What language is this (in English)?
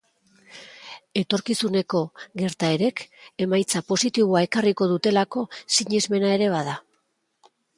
Basque